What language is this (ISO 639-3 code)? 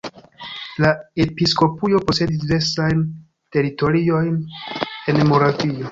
epo